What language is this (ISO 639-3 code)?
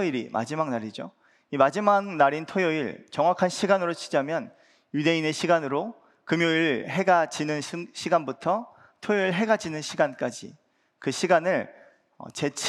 kor